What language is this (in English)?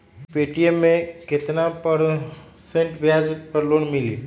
Magahi